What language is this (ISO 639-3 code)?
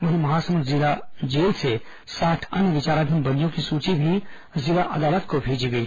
hin